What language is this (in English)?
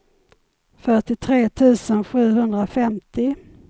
Swedish